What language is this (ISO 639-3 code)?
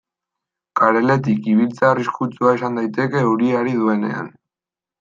eus